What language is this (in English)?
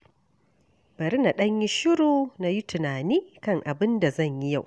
Hausa